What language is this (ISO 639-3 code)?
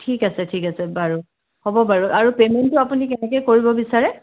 asm